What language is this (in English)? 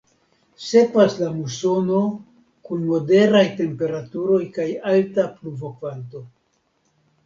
Esperanto